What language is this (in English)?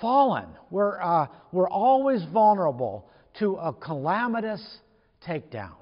English